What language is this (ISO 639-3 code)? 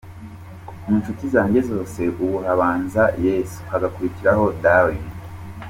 kin